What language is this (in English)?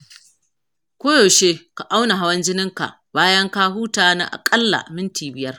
Hausa